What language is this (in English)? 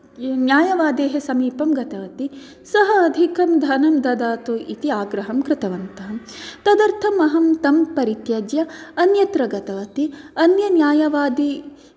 Sanskrit